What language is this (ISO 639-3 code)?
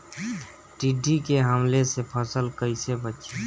bho